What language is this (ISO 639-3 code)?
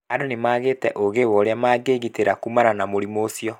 kik